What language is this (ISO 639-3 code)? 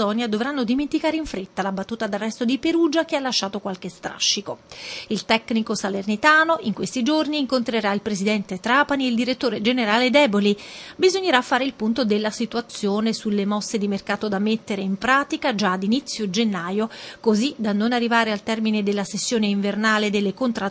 ita